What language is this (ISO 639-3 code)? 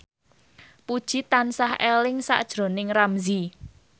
jav